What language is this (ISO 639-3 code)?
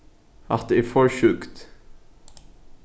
fao